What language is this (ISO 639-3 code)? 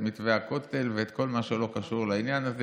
heb